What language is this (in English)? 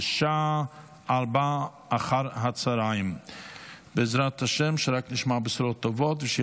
Hebrew